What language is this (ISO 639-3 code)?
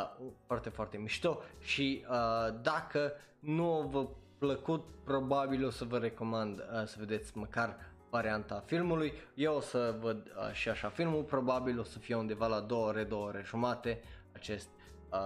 ron